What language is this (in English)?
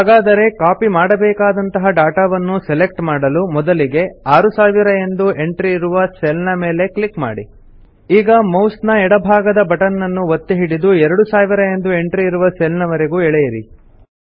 Kannada